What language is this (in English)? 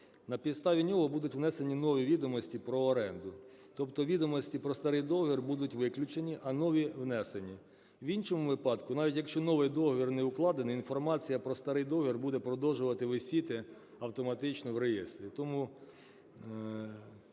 Ukrainian